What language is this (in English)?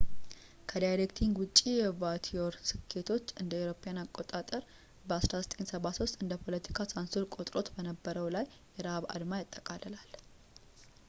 Amharic